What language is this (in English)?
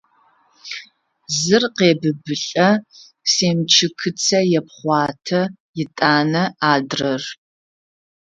Adyghe